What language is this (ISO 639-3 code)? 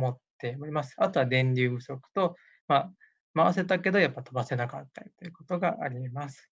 jpn